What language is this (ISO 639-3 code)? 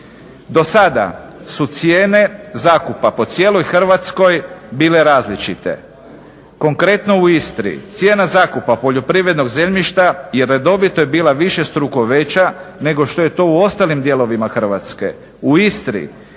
hrv